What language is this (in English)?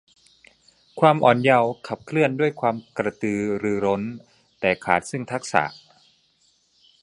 Thai